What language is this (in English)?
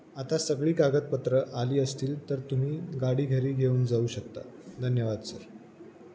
Marathi